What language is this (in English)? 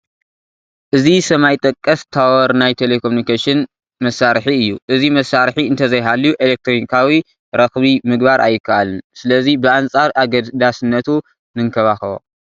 Tigrinya